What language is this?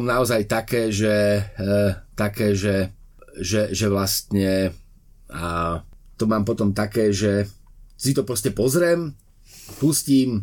Slovak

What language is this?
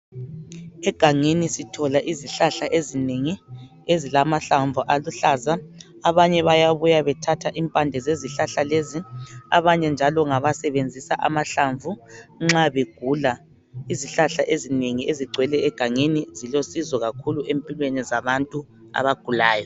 North Ndebele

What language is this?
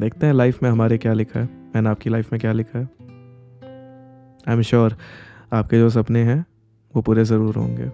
Hindi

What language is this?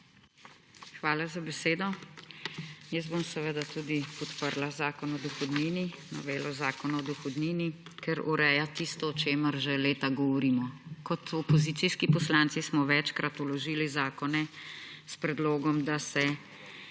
Slovenian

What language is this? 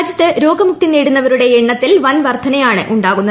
Malayalam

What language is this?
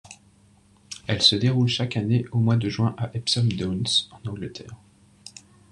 French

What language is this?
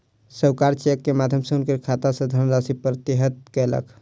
Maithili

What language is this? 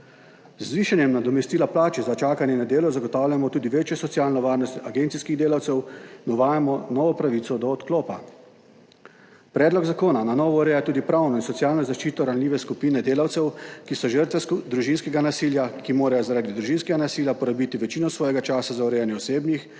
Slovenian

